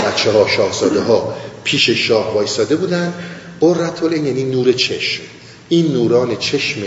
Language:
Persian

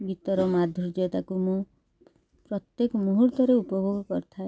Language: Odia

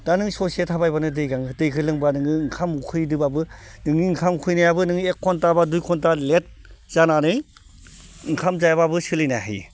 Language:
Bodo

